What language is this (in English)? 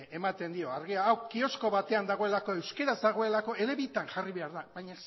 Basque